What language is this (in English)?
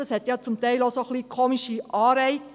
Swiss German